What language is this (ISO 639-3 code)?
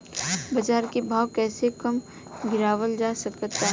bho